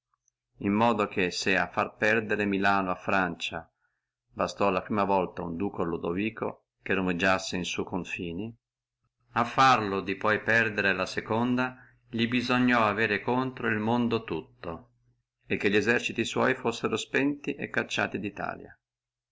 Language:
Italian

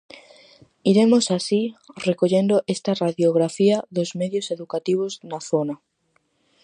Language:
Galician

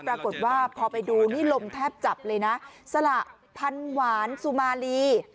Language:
Thai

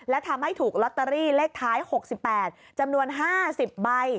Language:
Thai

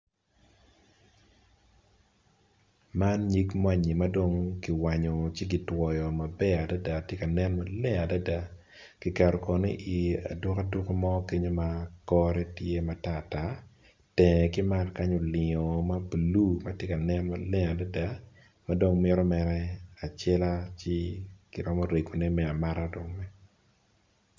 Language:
Acoli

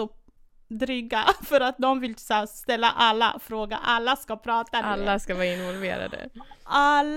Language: Swedish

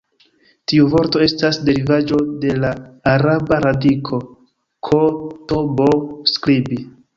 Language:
Esperanto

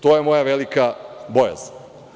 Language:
Serbian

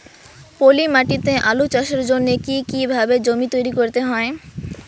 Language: Bangla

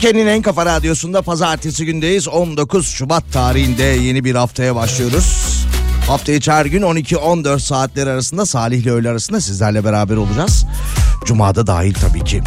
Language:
Turkish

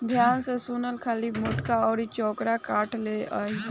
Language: Bhojpuri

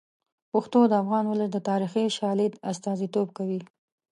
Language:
Pashto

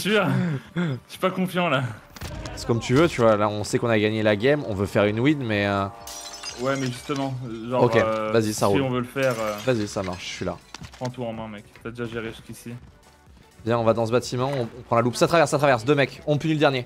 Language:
French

